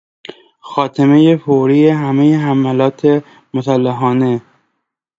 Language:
Persian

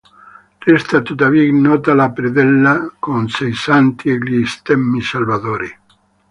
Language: Italian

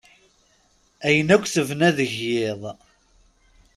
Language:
Kabyle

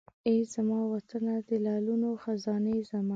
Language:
Pashto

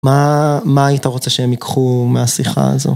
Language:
Hebrew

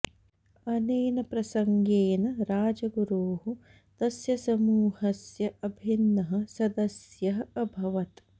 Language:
Sanskrit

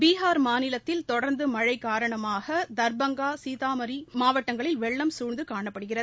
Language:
Tamil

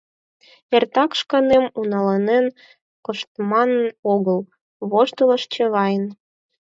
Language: Mari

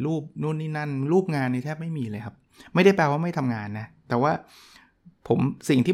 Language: Thai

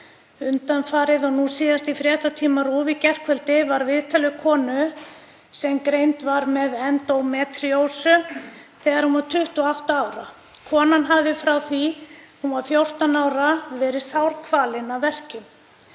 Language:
Icelandic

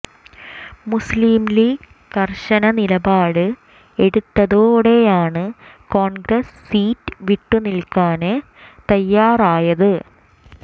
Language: Malayalam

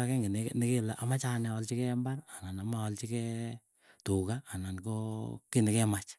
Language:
Keiyo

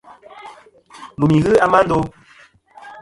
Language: Kom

